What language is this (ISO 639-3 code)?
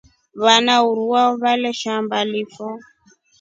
rof